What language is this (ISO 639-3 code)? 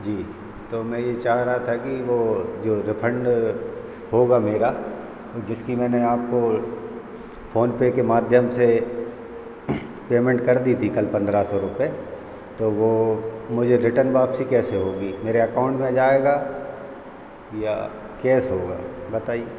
hin